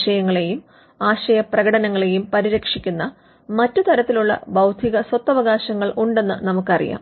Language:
Malayalam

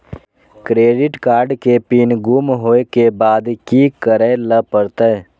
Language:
Maithili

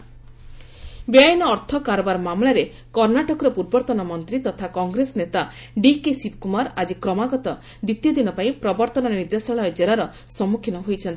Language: Odia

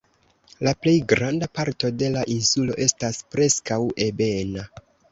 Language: Esperanto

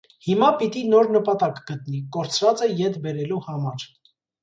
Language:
Armenian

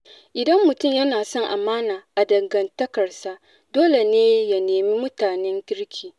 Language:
Hausa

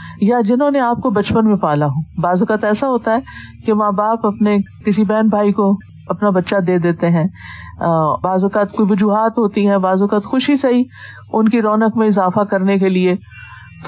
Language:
Urdu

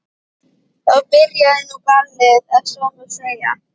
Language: Icelandic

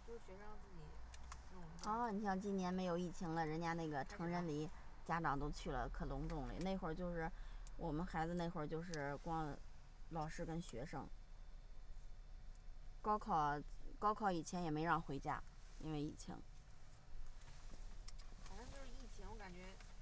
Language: Chinese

